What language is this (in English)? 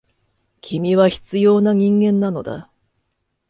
Japanese